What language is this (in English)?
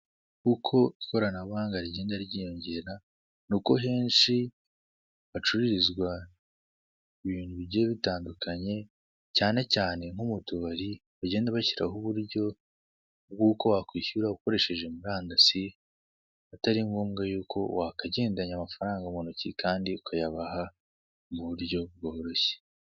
Kinyarwanda